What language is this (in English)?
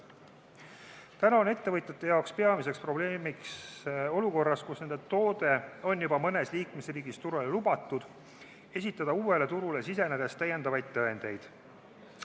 Estonian